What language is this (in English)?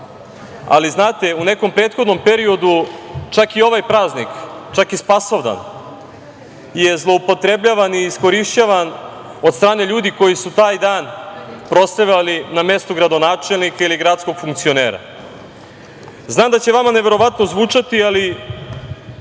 Serbian